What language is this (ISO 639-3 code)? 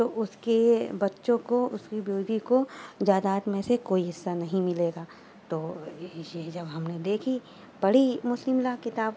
urd